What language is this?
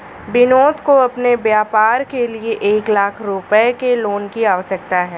Hindi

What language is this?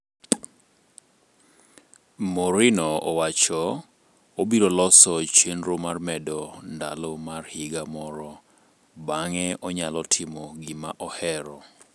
Luo (Kenya and Tanzania)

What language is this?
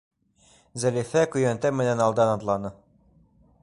Bashkir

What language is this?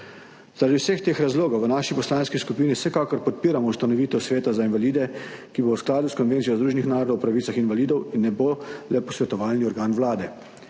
Slovenian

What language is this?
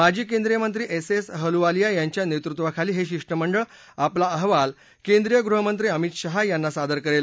Marathi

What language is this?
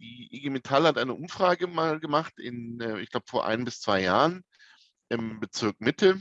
German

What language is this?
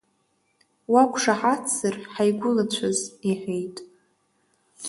Abkhazian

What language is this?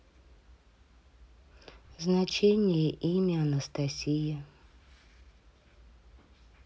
Russian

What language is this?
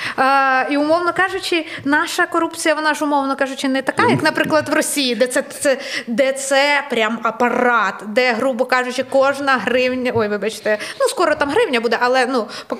Ukrainian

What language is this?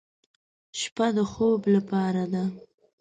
Pashto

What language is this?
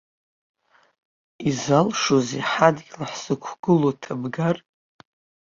Abkhazian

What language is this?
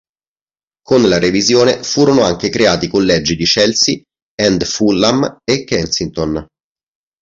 Italian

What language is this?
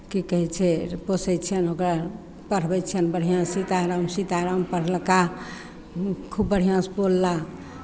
Maithili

